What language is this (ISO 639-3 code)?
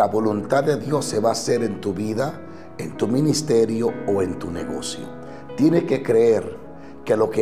spa